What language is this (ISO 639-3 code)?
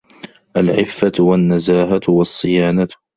ara